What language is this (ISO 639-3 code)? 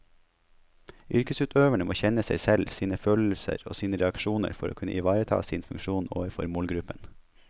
nor